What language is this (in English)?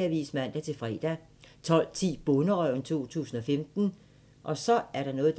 Danish